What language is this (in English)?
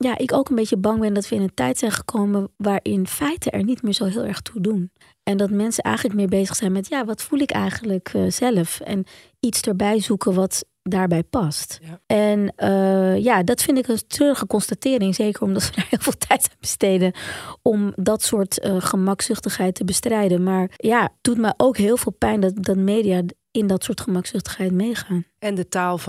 Dutch